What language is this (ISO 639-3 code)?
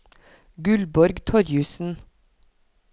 nor